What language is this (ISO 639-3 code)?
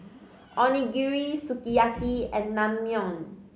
eng